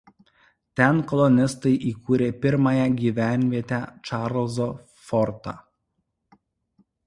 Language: Lithuanian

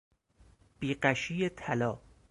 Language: Persian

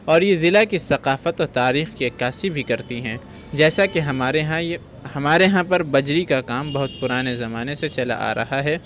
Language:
Urdu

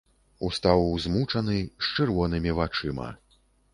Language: Belarusian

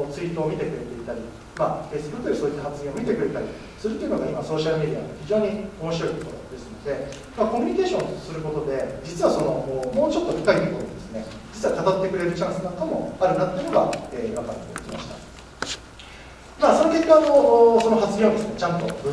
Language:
Japanese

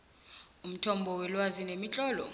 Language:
South Ndebele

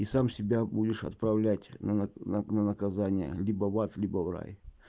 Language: Russian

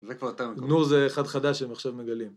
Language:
Hebrew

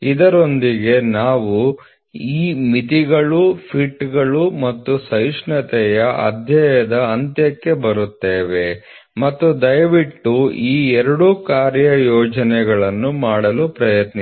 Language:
Kannada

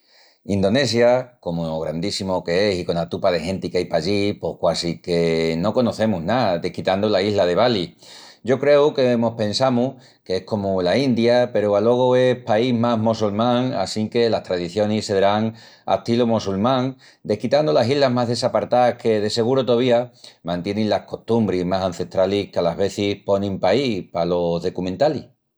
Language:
Extremaduran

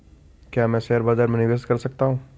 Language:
Hindi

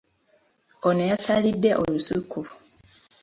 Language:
Ganda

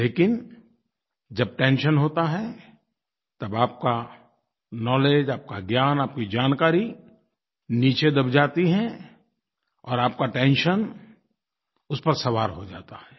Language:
Hindi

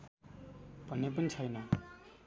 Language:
Nepali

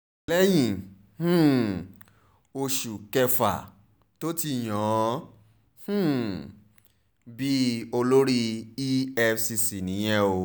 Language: Yoruba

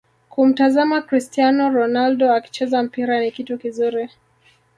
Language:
Swahili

